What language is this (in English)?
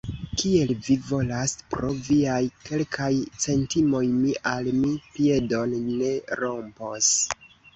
Esperanto